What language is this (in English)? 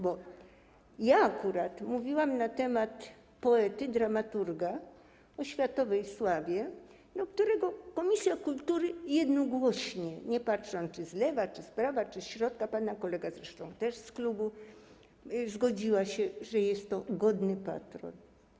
Polish